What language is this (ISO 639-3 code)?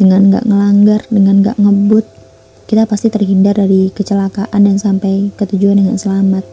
ind